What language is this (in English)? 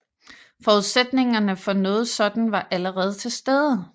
Danish